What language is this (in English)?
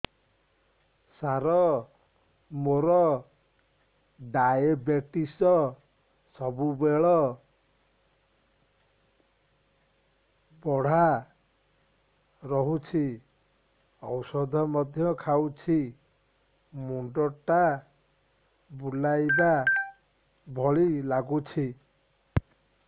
Odia